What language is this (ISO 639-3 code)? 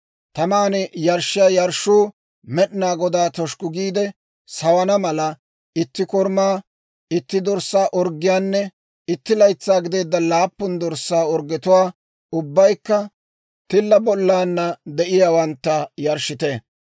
dwr